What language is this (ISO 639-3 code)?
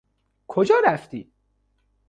fas